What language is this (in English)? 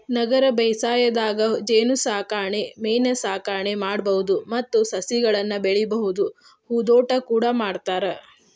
Kannada